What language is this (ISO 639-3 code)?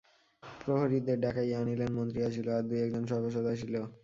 ben